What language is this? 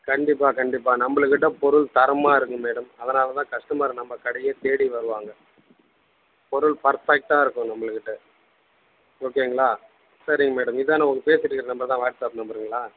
Tamil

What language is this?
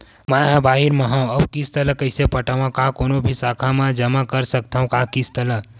Chhattisgarhi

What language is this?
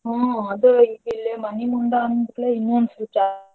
Kannada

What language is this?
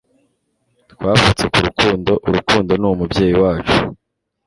Kinyarwanda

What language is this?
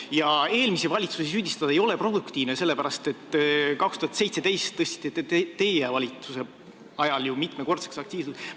Estonian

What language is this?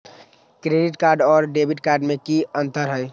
Magahi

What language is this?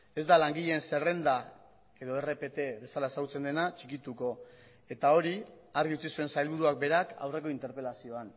Basque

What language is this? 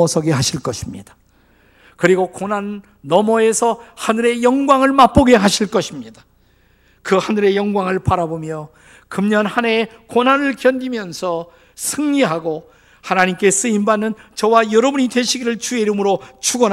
Korean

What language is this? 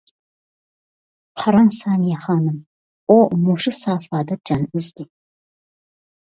Uyghur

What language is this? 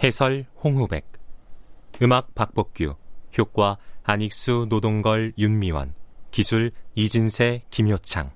Korean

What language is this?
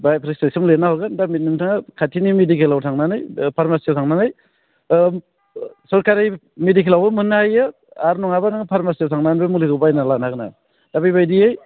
Bodo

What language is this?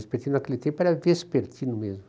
Portuguese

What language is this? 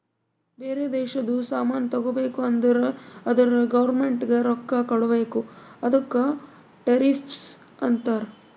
Kannada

